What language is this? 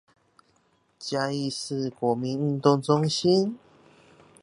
Chinese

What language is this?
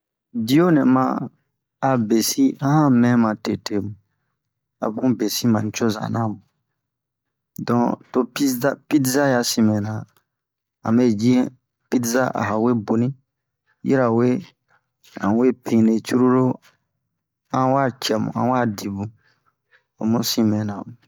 Bomu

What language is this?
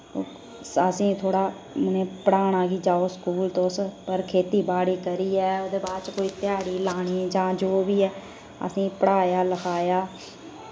Dogri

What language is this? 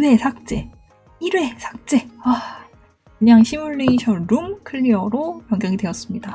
Korean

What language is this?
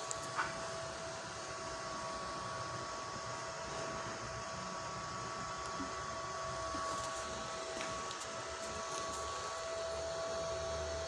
Indonesian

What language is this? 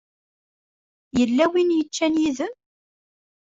Kabyle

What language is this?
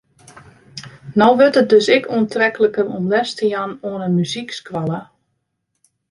Western Frisian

